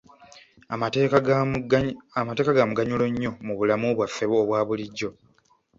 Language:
Ganda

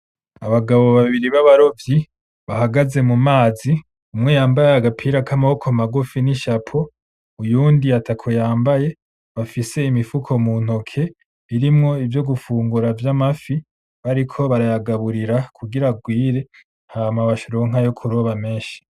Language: Rundi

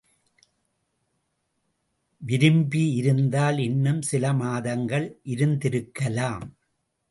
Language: Tamil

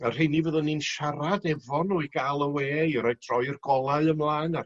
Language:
Welsh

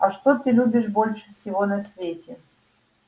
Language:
Russian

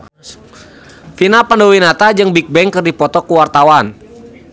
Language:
Sundanese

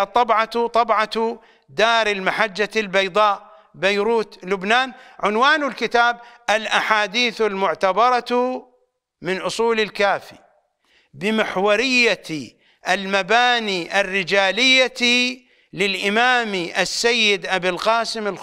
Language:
Arabic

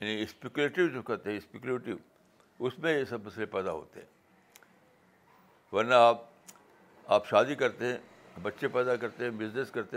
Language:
Urdu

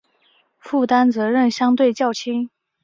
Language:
Chinese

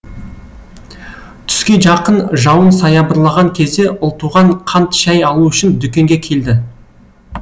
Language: Kazakh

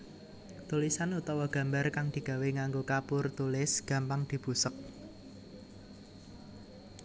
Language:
Javanese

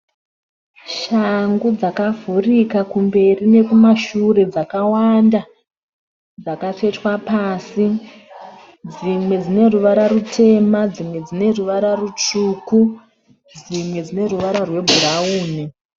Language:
Shona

